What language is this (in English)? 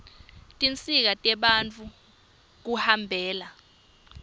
Swati